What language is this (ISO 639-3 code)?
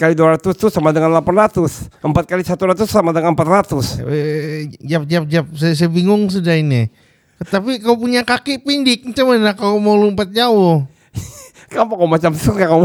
msa